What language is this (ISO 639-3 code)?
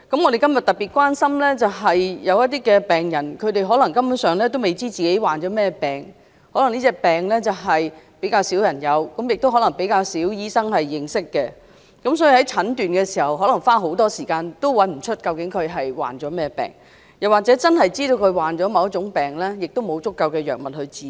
yue